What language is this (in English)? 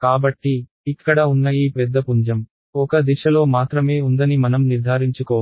Telugu